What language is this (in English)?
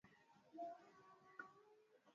Swahili